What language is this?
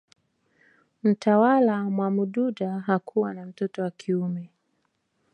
Swahili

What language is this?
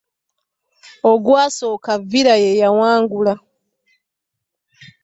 Ganda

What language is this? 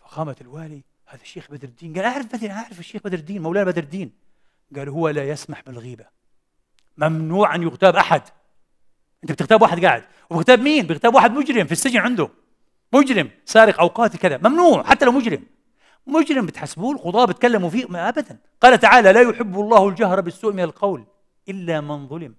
Arabic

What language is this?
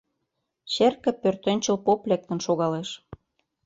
Mari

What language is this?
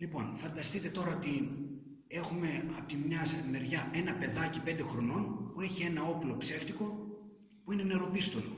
Greek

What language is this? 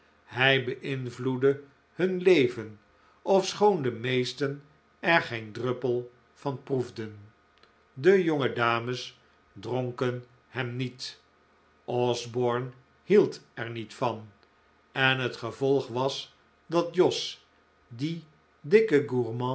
Dutch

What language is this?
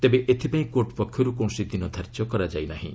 Odia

